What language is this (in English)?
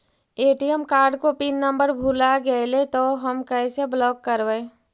Magahi